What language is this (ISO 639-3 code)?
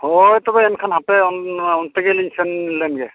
sat